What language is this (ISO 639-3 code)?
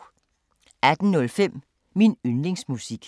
dan